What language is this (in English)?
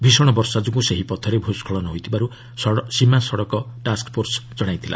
Odia